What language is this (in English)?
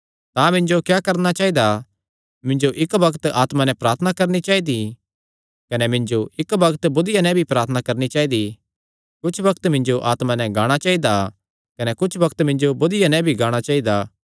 Kangri